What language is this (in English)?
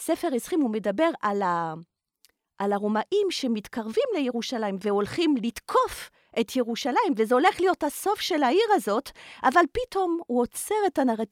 Hebrew